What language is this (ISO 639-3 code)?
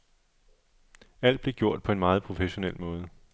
dan